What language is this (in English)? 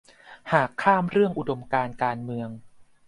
Thai